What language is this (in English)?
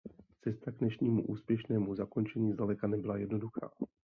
Czech